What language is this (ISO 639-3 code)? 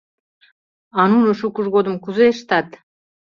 chm